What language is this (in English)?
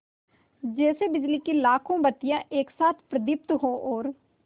Hindi